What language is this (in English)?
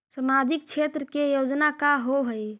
Magahi